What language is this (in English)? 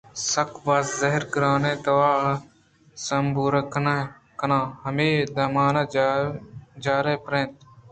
Eastern Balochi